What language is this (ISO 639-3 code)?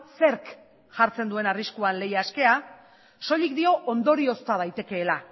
eus